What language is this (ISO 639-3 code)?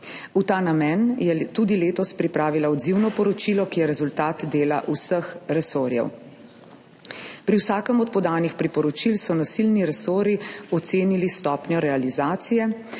slv